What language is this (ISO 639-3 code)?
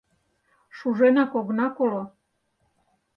chm